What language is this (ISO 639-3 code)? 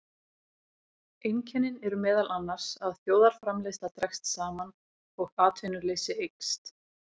isl